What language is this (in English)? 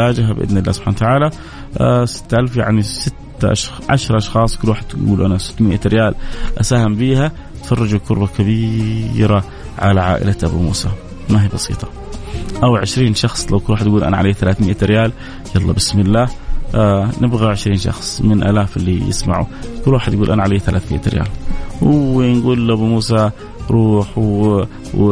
Arabic